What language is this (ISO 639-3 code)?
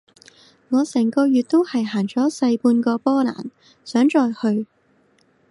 yue